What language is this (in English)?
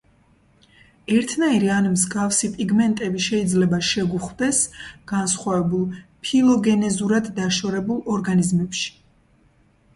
Georgian